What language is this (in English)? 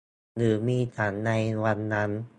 Thai